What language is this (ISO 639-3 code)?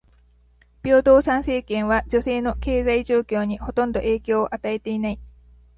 jpn